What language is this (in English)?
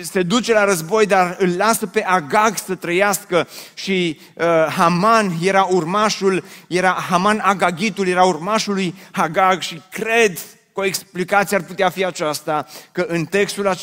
Romanian